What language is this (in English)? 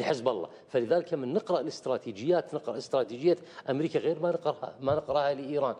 Arabic